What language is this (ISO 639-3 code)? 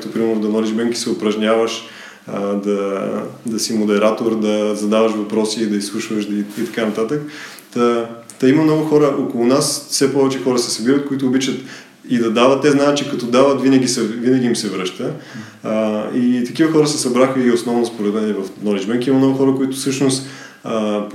bul